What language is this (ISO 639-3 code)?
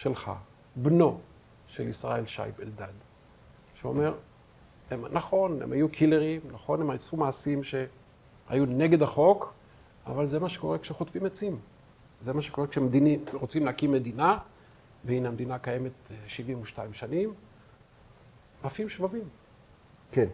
heb